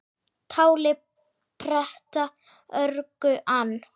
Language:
Icelandic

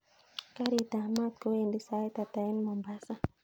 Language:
Kalenjin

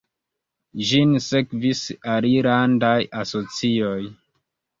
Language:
Esperanto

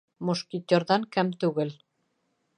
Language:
Bashkir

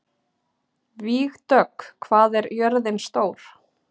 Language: Icelandic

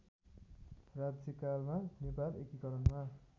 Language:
Nepali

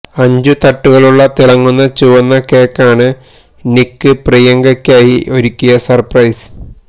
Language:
Malayalam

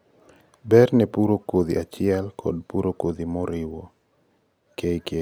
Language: Luo (Kenya and Tanzania)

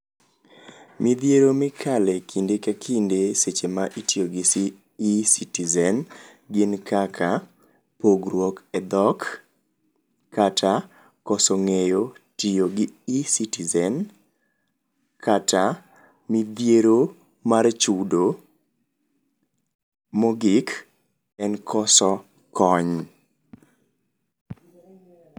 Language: Luo (Kenya and Tanzania)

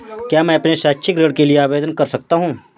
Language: Hindi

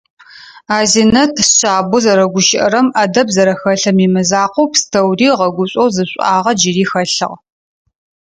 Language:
Adyghe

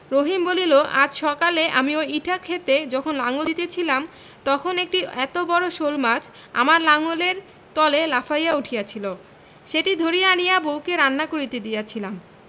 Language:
Bangla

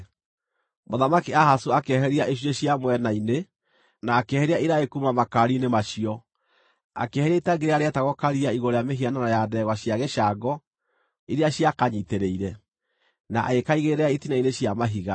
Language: Kikuyu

